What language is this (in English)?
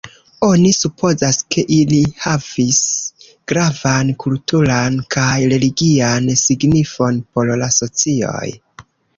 Esperanto